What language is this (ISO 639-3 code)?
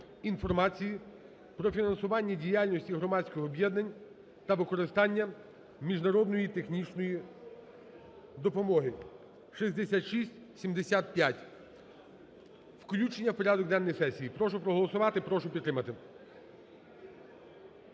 ukr